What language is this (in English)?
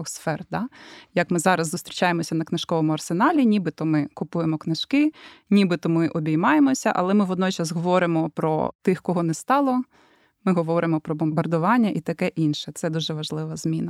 Ukrainian